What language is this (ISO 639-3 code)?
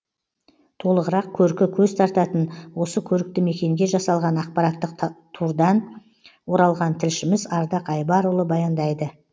kaz